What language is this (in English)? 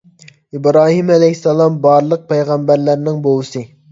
Uyghur